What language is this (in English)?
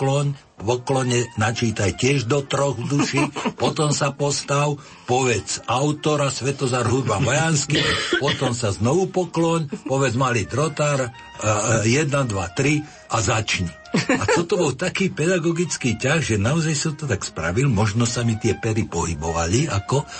Slovak